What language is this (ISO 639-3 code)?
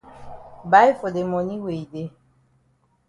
wes